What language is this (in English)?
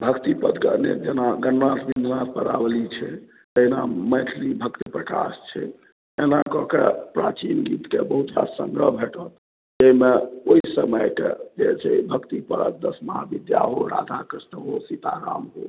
Maithili